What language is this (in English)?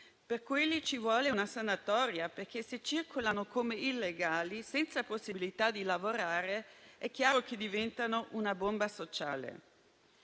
Italian